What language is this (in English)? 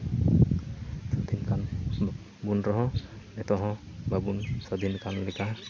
Santali